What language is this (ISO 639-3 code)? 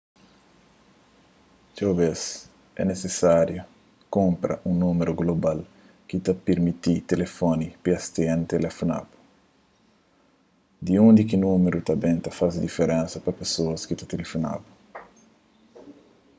kea